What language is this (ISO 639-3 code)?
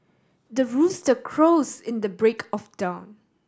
eng